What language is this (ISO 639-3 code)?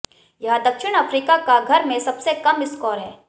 hin